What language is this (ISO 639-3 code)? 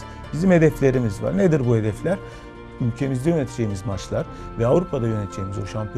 tur